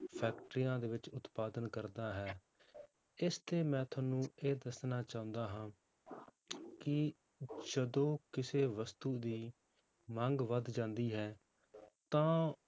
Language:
Punjabi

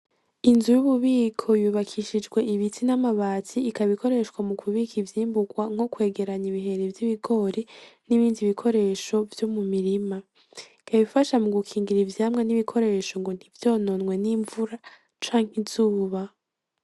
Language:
Rundi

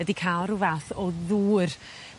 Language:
Welsh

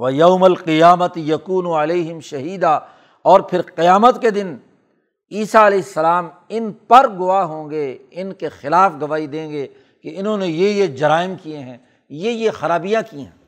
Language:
Urdu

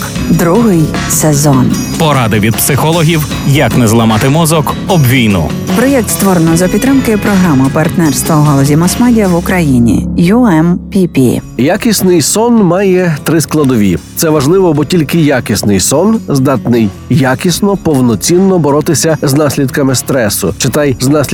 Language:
Ukrainian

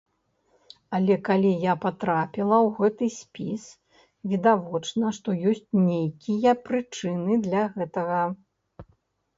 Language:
Belarusian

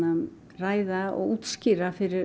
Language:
Icelandic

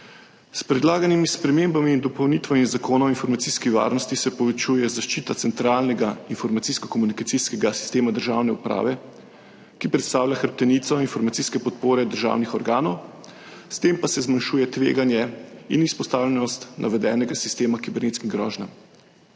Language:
Slovenian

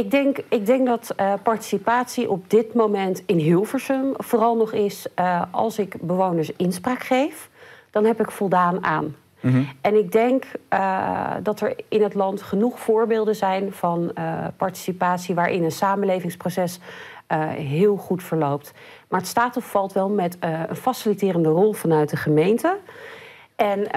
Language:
Dutch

